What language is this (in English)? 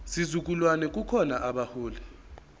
Zulu